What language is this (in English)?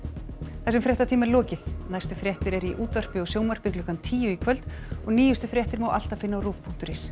Icelandic